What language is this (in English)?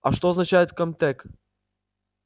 Russian